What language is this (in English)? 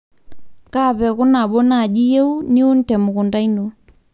Masai